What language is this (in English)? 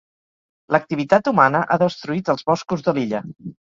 Catalan